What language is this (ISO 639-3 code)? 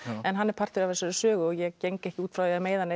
isl